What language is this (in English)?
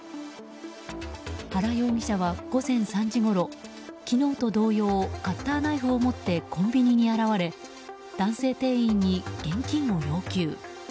Japanese